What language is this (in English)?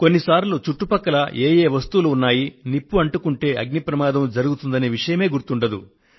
Telugu